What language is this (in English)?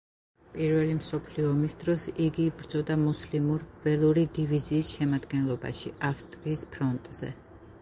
Georgian